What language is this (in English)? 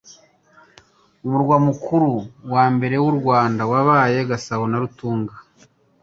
Kinyarwanda